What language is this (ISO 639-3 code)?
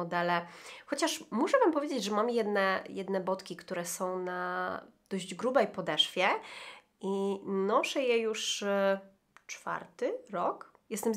pol